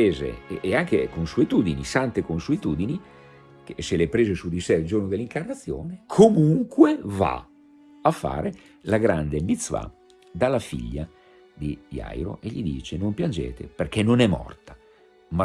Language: Italian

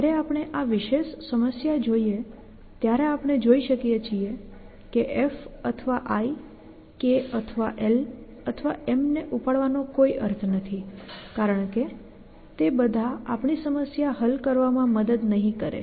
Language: Gujarati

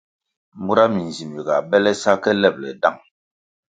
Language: Kwasio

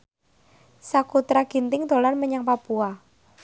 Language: Javanese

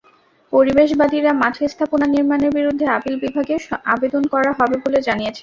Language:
Bangla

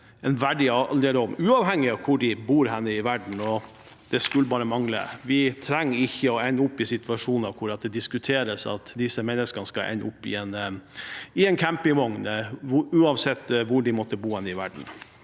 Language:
Norwegian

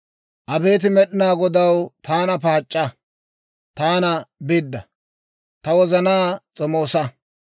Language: Dawro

